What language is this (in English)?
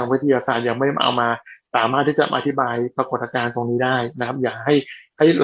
Thai